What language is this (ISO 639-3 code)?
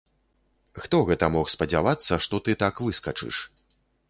bel